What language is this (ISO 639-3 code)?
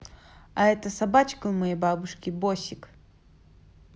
rus